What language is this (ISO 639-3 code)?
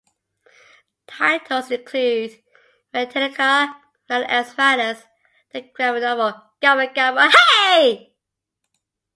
eng